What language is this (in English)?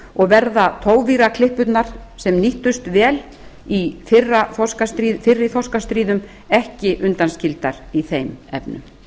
Icelandic